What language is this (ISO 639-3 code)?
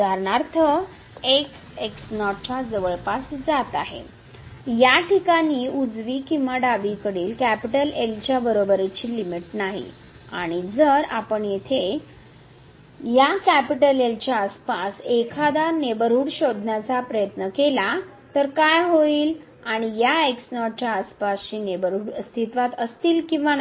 mar